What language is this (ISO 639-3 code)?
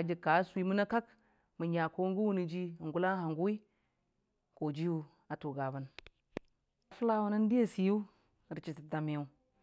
cfa